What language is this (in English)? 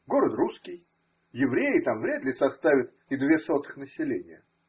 Russian